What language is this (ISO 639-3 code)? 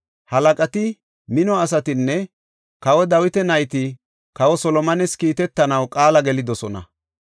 gof